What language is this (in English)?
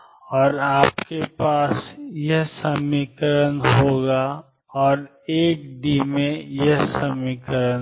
Hindi